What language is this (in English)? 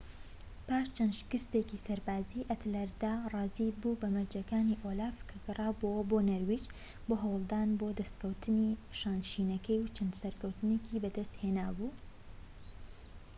Central Kurdish